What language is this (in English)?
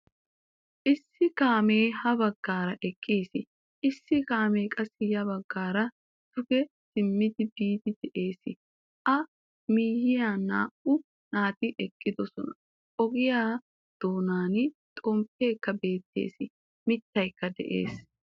Wolaytta